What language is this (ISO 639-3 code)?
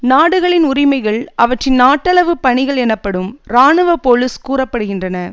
tam